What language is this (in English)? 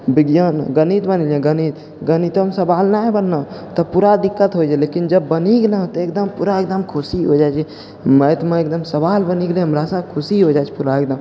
Maithili